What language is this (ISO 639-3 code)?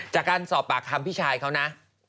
tha